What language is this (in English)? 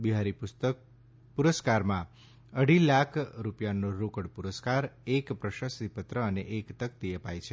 Gujarati